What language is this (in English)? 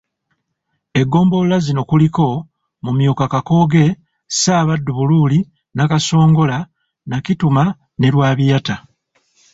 Ganda